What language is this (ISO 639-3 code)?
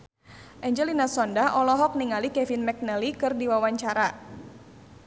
sun